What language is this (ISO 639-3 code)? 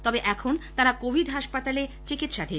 ben